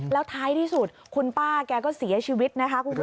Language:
Thai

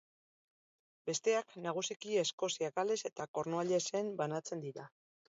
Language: Basque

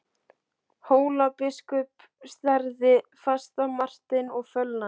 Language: Icelandic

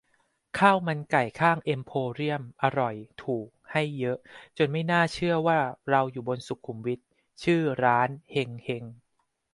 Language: Thai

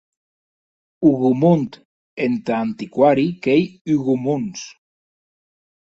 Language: Occitan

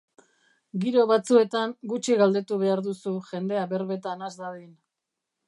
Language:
Basque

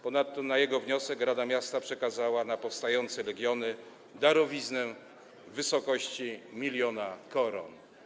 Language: Polish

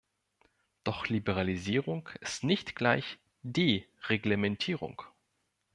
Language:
German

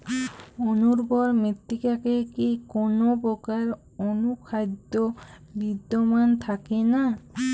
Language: Bangla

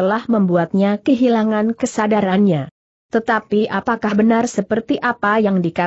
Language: Indonesian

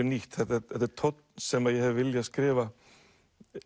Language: Icelandic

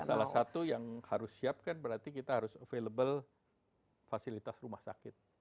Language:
Indonesian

